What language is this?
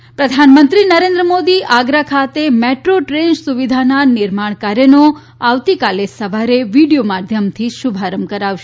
Gujarati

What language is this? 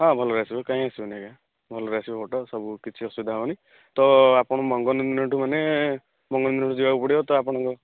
Odia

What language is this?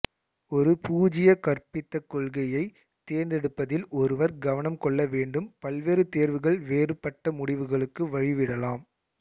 Tamil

